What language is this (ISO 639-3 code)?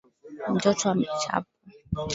swa